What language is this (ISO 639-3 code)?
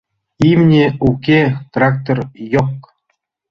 chm